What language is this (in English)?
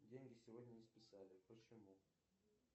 Russian